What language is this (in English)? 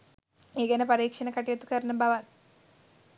Sinhala